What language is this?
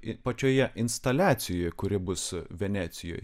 Lithuanian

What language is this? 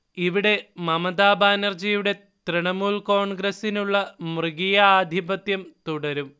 Malayalam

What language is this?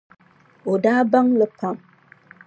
Dagbani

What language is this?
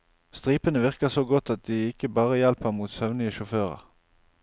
Norwegian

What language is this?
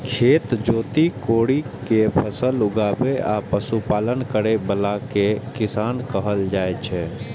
Maithili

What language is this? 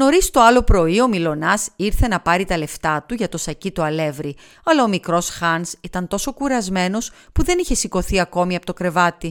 Greek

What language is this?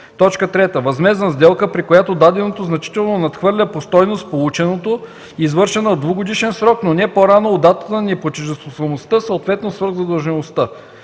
Bulgarian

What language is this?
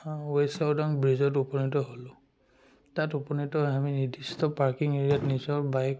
Assamese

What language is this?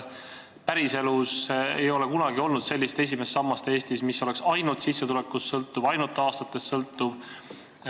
Estonian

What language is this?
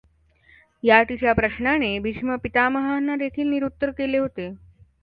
Marathi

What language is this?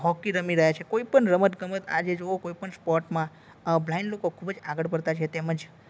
Gujarati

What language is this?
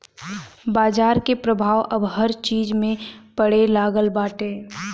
Bhojpuri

